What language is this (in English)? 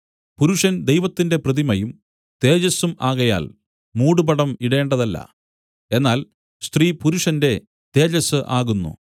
Malayalam